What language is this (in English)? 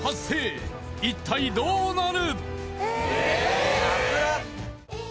Japanese